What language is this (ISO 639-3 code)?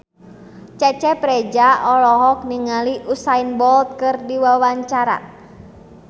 sun